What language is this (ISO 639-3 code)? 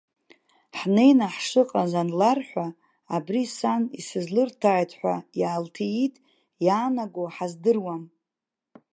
abk